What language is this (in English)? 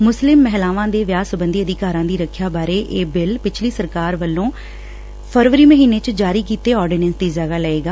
Punjabi